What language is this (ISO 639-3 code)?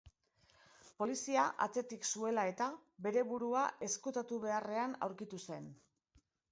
eus